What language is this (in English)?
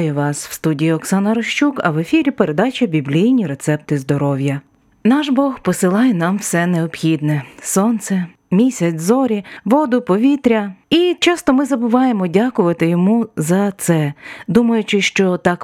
Ukrainian